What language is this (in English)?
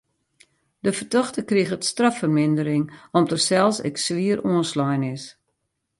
Western Frisian